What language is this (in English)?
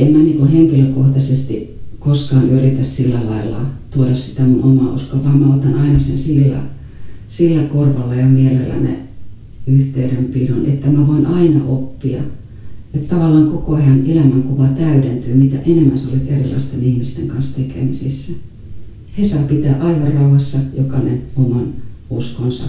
Finnish